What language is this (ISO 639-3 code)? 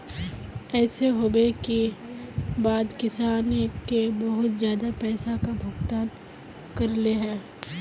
mag